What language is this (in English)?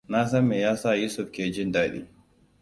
Hausa